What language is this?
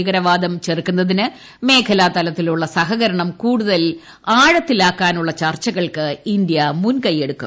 Malayalam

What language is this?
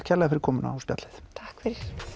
Icelandic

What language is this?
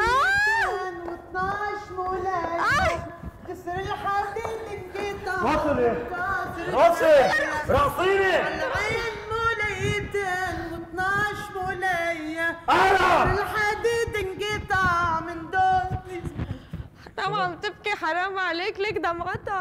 Arabic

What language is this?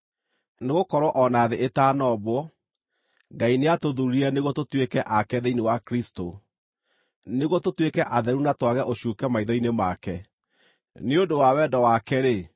Kikuyu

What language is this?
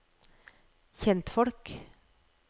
Norwegian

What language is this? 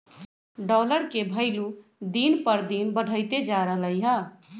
Magahi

